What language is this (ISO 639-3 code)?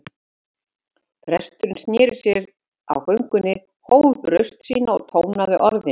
isl